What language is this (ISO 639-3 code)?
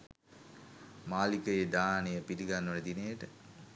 sin